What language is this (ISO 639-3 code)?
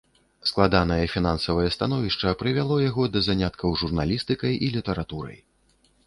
bel